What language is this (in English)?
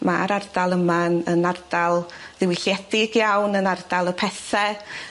Welsh